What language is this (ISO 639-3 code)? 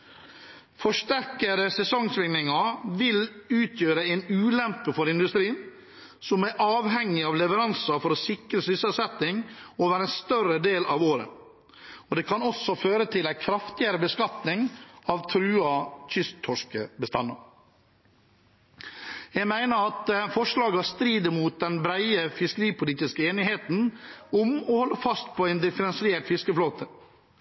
nob